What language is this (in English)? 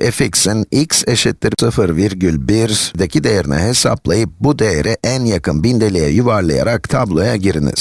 Turkish